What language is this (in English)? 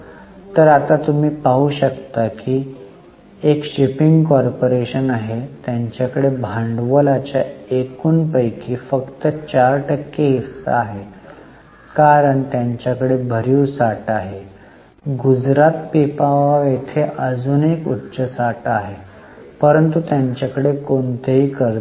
Marathi